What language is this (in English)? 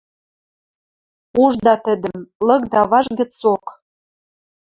Western Mari